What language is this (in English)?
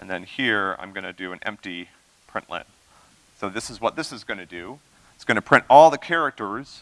English